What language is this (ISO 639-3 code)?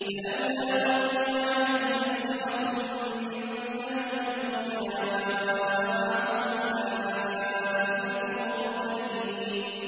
ara